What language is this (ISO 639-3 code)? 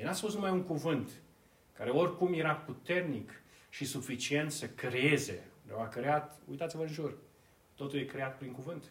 ron